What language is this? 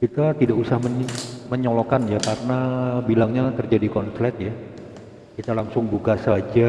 Indonesian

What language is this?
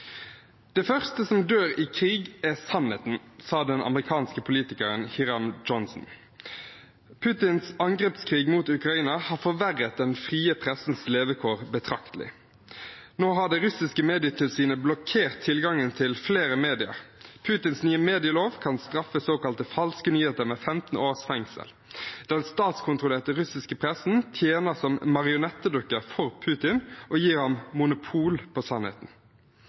Norwegian Bokmål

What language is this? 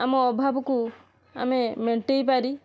Odia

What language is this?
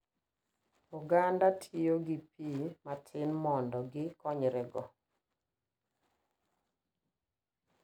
Luo (Kenya and Tanzania)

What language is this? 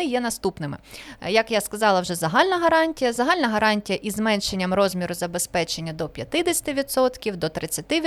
Ukrainian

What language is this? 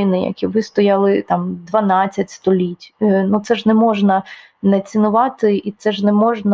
Ukrainian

